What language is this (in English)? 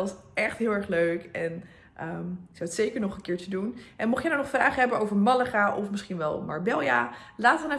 Dutch